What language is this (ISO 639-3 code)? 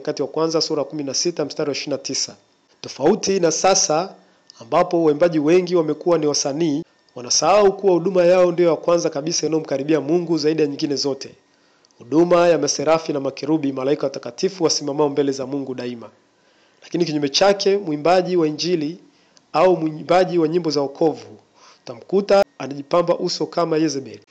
swa